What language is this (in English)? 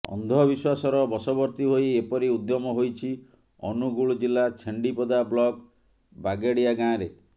Odia